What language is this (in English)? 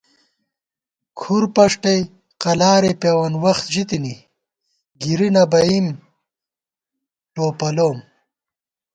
Gawar-Bati